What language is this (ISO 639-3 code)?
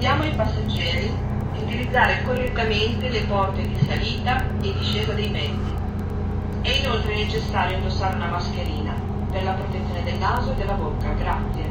ita